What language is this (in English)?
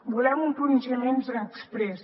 Catalan